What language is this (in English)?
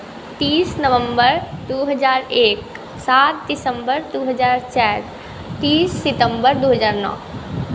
Maithili